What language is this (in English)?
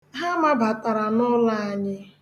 Igbo